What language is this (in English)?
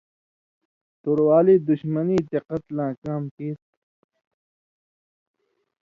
Indus Kohistani